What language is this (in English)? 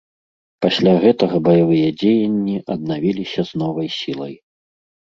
Belarusian